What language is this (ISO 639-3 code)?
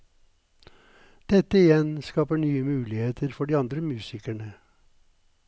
nor